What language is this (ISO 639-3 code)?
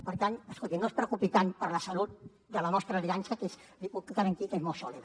cat